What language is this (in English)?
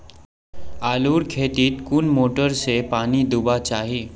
Magahi